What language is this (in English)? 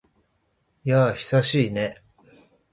Japanese